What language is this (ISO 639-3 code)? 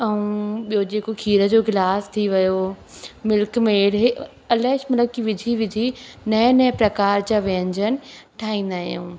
snd